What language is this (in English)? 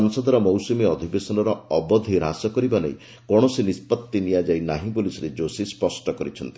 Odia